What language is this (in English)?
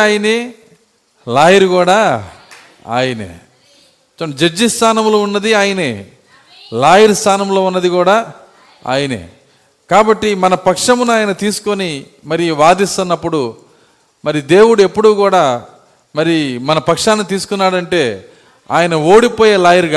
Telugu